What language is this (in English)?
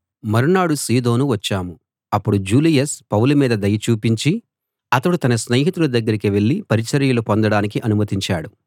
Telugu